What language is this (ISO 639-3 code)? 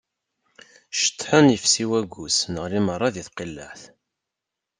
kab